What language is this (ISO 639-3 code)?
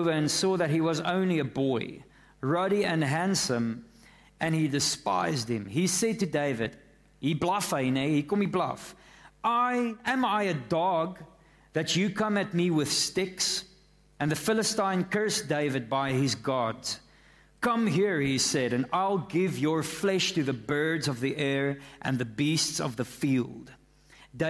nld